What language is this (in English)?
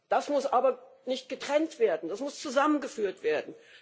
German